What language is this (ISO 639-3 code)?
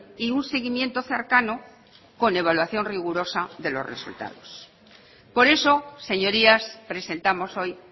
spa